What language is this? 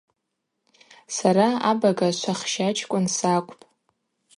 Abaza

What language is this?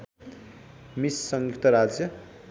Nepali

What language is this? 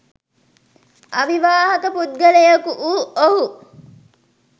Sinhala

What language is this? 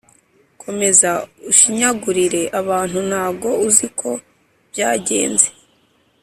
Kinyarwanda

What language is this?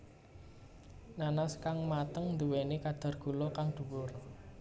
Javanese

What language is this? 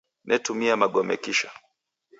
Taita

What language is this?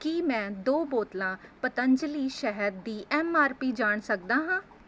Punjabi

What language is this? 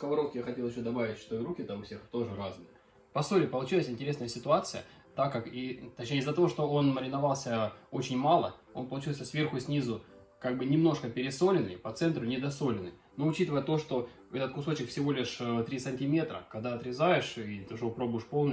Russian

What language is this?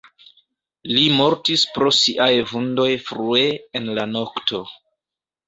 Esperanto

